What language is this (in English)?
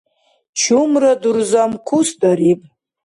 Dargwa